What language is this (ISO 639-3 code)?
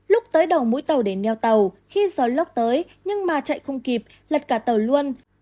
vie